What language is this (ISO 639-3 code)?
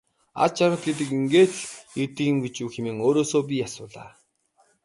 mon